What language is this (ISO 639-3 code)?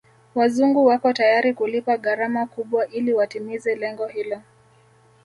swa